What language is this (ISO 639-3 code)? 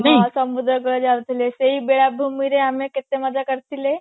ori